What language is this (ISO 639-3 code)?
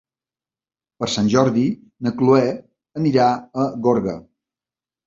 cat